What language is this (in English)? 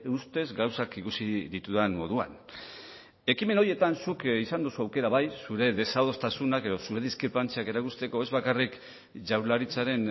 Basque